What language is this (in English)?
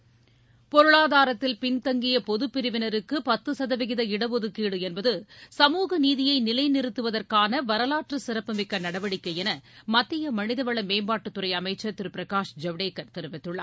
Tamil